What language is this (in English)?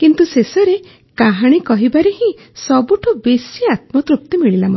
Odia